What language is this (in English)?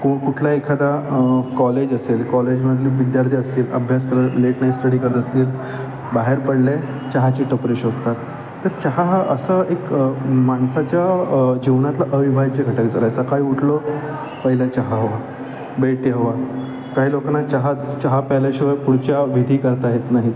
Marathi